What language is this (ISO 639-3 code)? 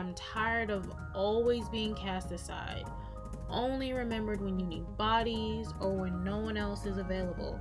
eng